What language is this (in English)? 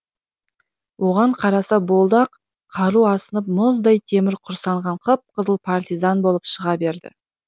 Kazakh